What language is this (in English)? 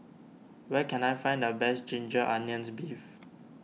English